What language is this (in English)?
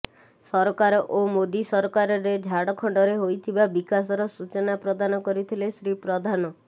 Odia